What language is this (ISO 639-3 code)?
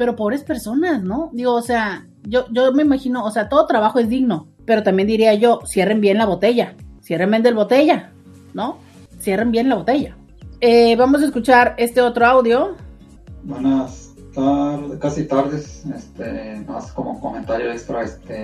spa